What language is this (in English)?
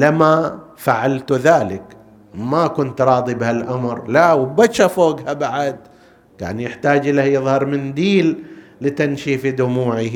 Arabic